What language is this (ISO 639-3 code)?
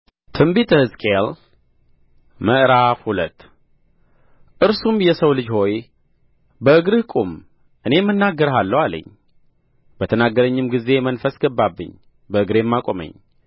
amh